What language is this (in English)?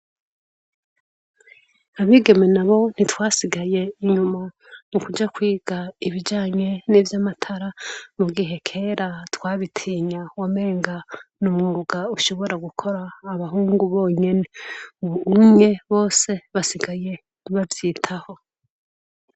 Rundi